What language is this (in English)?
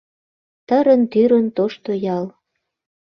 Mari